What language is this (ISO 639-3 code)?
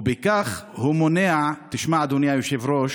heb